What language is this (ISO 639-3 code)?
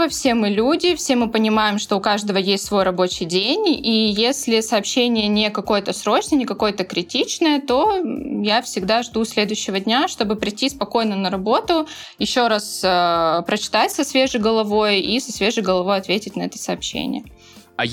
rus